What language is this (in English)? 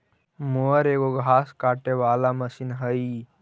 Magahi